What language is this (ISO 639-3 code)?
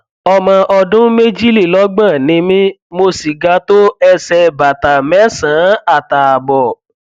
yor